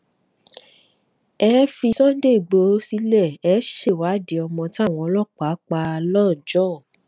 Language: Yoruba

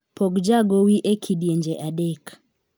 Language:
Luo (Kenya and Tanzania)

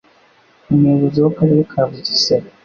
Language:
Kinyarwanda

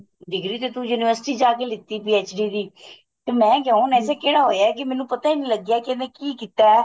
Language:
Punjabi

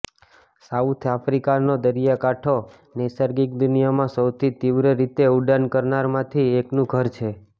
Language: Gujarati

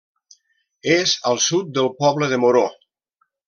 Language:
Catalan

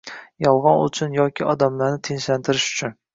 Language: Uzbek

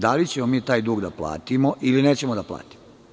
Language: Serbian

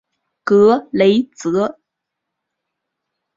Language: Chinese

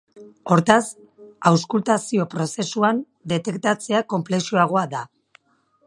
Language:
Basque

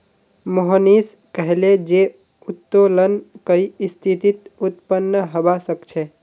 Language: Magahi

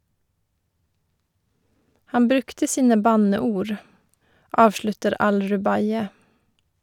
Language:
Norwegian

